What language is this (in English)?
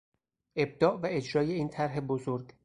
Persian